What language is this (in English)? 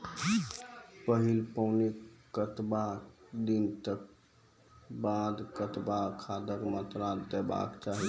Maithili